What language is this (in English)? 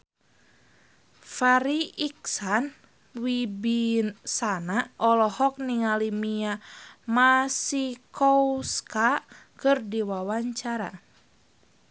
Sundanese